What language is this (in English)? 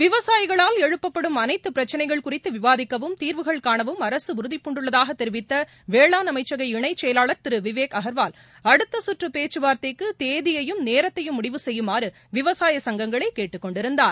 Tamil